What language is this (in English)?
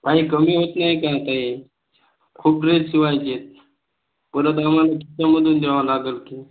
Marathi